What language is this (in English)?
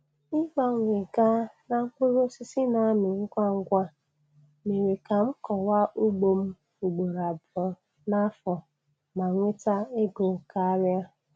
Igbo